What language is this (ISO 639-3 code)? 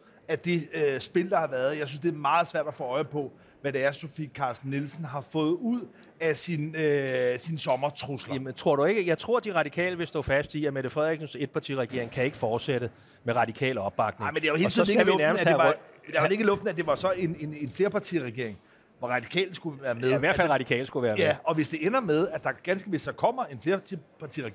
dan